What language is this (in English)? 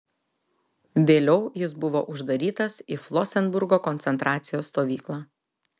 Lithuanian